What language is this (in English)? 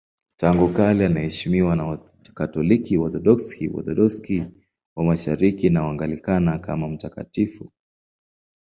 Swahili